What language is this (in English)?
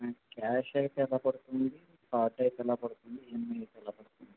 Telugu